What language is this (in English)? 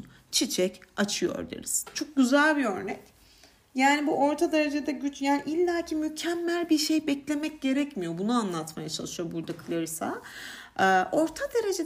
Turkish